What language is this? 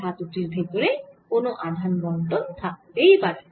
Bangla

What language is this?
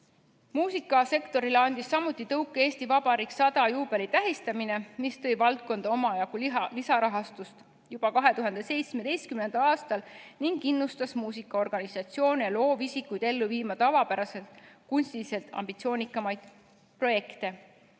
Estonian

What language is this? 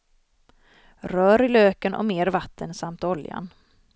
Swedish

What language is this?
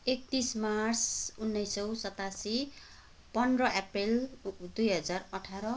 Nepali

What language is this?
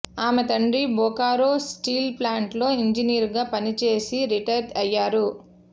Telugu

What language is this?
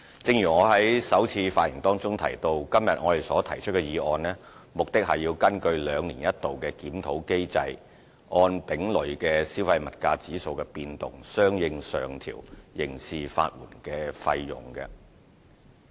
Cantonese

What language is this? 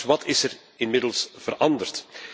Dutch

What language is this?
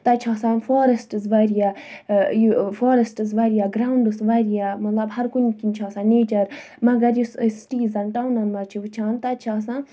Kashmiri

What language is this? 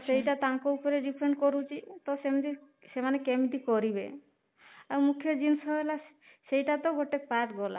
Odia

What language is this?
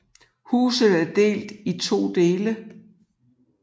Danish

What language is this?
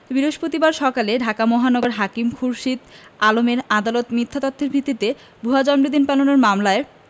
Bangla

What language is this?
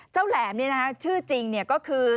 Thai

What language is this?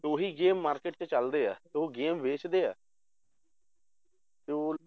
Punjabi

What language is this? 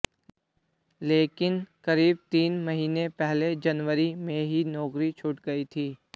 Hindi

